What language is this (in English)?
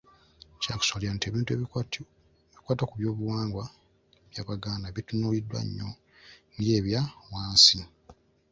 Ganda